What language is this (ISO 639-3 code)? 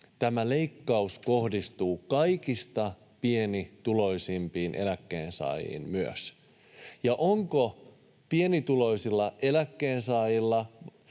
fin